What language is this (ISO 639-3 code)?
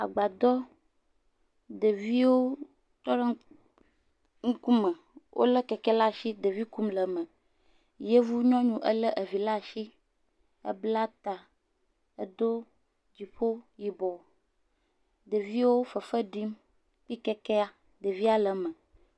ewe